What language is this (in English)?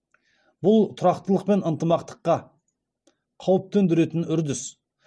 Kazakh